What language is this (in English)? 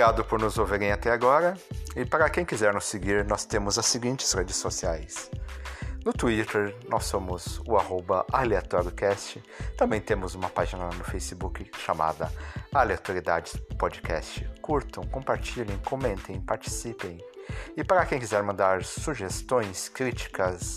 Portuguese